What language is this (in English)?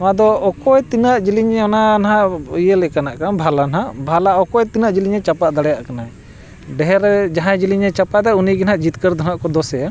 Santali